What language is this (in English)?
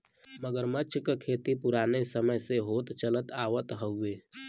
Bhojpuri